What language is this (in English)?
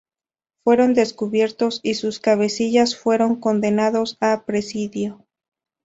Spanish